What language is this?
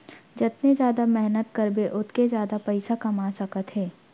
Chhattisgarhi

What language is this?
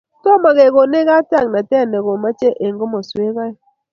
Kalenjin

